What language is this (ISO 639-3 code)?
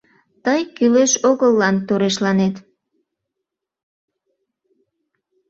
chm